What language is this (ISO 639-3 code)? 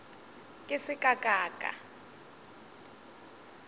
nso